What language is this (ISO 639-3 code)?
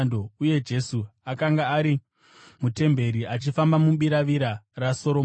sna